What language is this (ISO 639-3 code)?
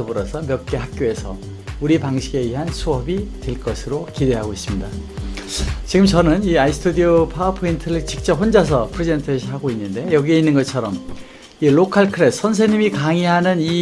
kor